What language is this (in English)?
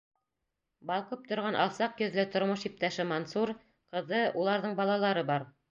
Bashkir